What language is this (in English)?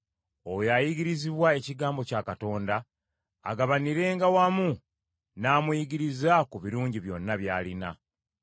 Ganda